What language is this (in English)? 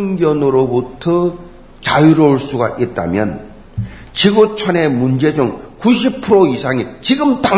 Korean